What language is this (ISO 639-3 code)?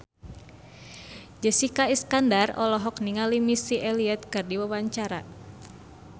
sun